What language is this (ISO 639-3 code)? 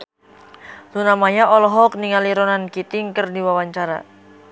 sun